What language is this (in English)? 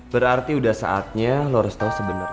Indonesian